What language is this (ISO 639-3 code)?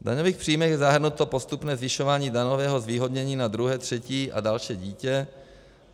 ces